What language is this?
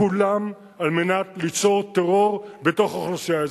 Hebrew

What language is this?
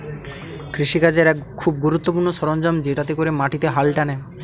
Bangla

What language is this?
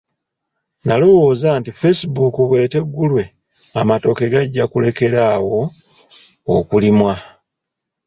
Ganda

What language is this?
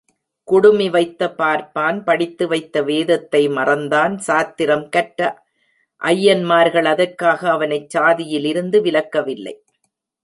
Tamil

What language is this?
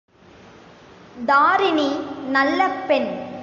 Tamil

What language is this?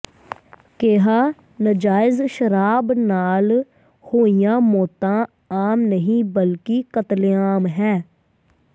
Punjabi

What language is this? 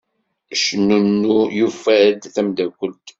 Kabyle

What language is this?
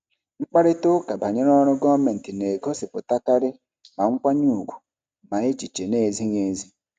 Igbo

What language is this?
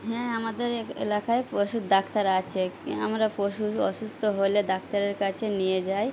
Bangla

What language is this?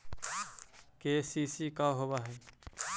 Magahi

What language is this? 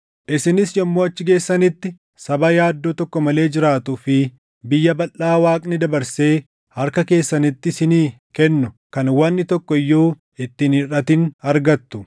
Oromo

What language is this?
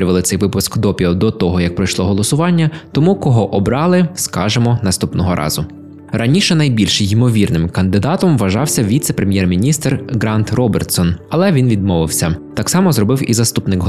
Ukrainian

